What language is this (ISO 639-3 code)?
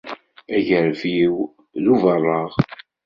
kab